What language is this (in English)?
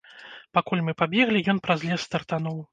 Belarusian